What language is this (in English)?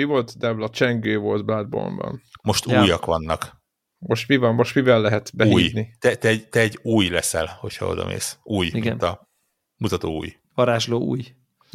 Hungarian